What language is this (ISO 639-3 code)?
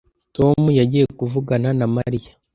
kin